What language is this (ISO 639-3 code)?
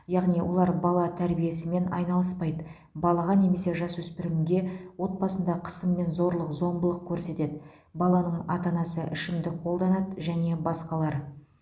kaz